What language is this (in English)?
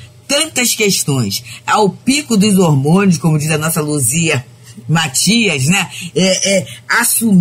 Portuguese